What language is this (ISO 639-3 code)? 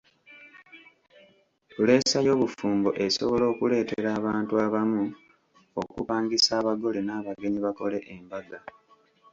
lug